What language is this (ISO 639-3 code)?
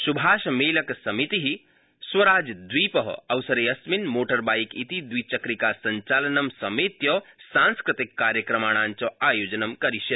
san